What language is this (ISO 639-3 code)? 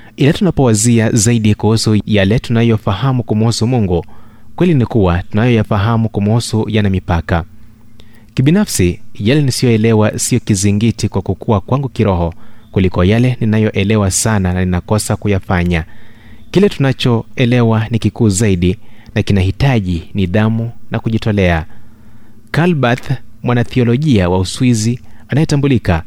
swa